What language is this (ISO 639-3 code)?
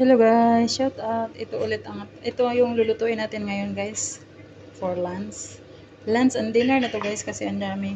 fil